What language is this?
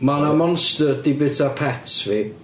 Welsh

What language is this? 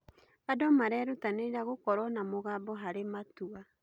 Kikuyu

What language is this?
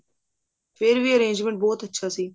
Punjabi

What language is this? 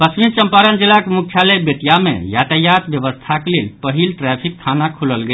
Maithili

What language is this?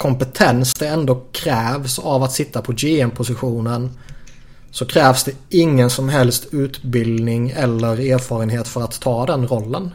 Swedish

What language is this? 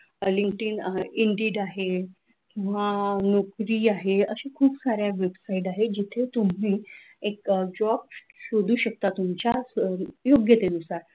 Marathi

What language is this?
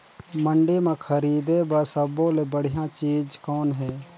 Chhattisgarhi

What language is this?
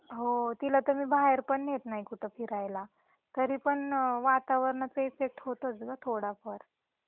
Marathi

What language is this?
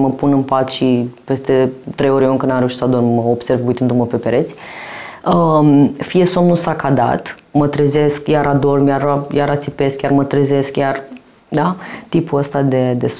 Romanian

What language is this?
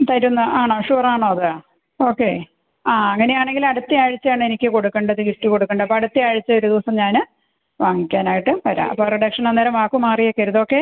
Malayalam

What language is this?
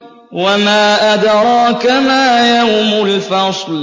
Arabic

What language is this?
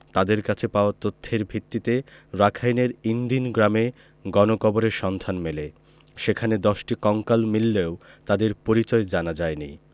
Bangla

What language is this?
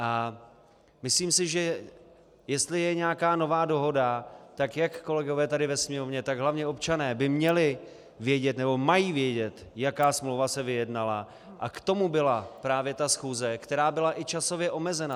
Czech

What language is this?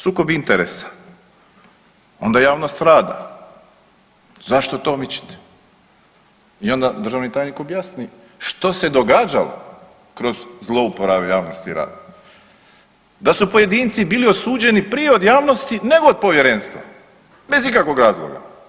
Croatian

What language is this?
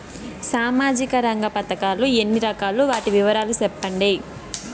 Telugu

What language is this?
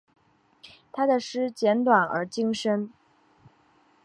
Chinese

